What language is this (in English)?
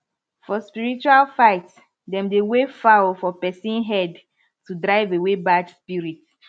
Nigerian Pidgin